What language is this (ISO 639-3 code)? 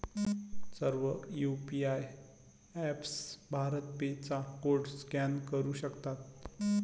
mar